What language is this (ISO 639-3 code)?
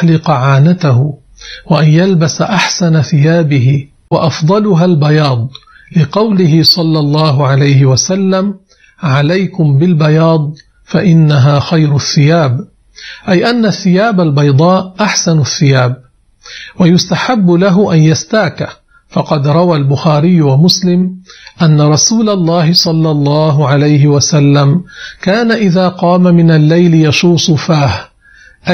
ara